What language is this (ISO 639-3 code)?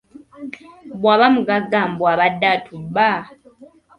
lug